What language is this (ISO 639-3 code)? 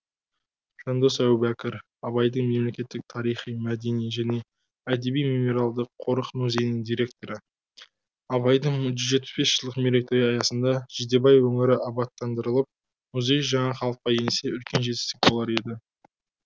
kaz